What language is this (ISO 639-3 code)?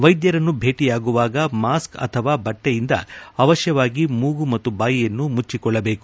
kan